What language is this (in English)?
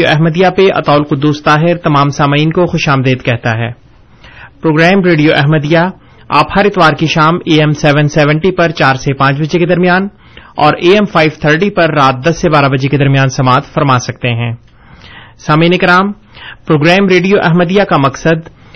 Urdu